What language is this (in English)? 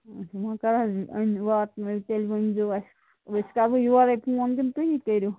Kashmiri